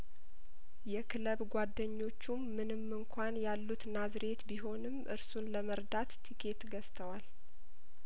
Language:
Amharic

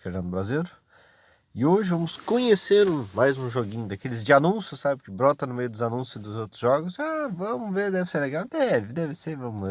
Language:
Portuguese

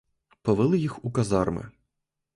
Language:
Ukrainian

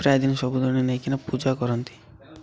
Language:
Odia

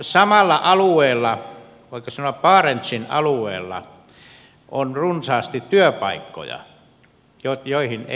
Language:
Finnish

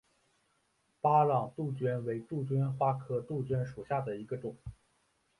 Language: Chinese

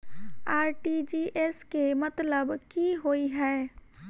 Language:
Maithili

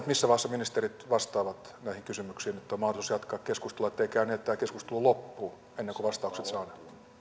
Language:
Finnish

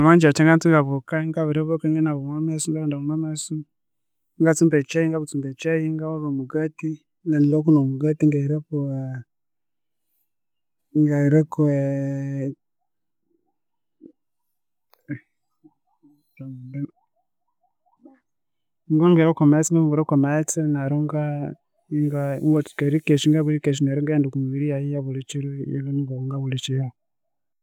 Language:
Konzo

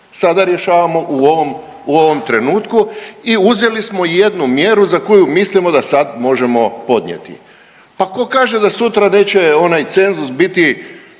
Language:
Croatian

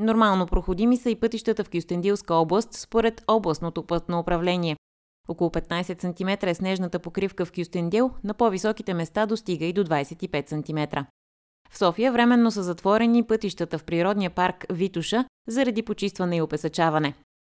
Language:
Bulgarian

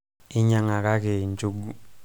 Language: Masai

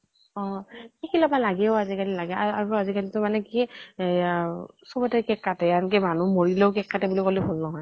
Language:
Assamese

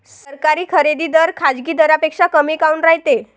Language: Marathi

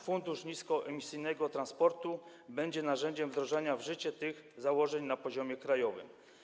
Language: Polish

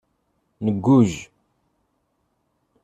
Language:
Kabyle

